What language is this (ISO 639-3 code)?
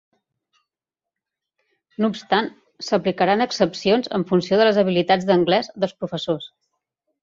cat